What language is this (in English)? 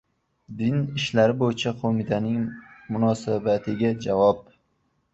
Uzbek